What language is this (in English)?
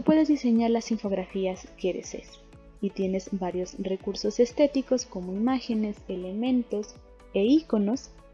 Spanish